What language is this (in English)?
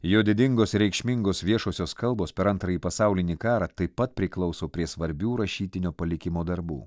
Lithuanian